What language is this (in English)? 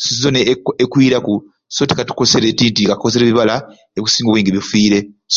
Ruuli